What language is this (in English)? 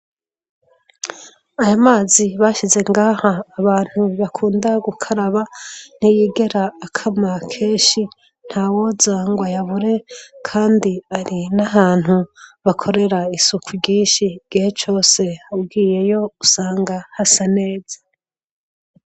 Rundi